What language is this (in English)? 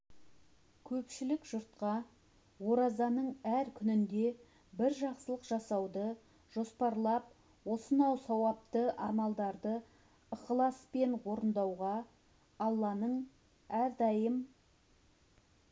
Kazakh